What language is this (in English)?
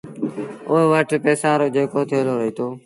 Sindhi Bhil